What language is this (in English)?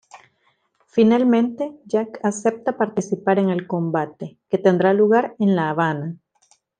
Spanish